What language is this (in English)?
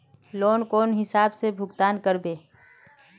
Magahi